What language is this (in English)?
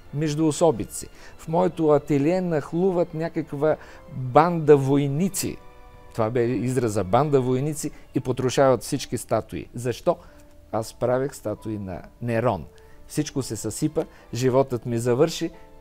Bulgarian